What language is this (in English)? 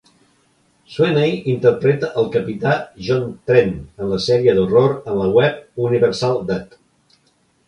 Catalan